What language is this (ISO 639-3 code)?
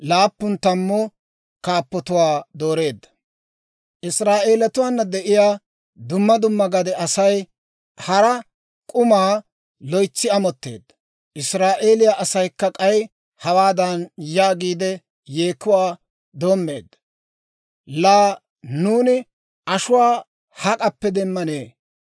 dwr